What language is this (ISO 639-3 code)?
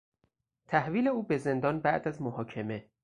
fas